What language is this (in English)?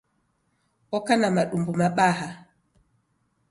Taita